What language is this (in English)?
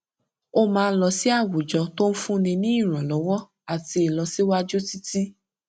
Yoruba